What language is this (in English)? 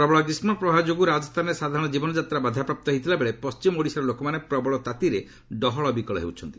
Odia